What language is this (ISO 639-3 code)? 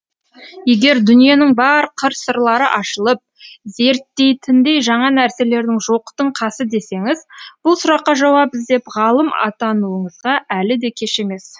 kaz